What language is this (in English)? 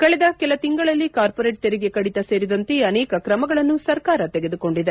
Kannada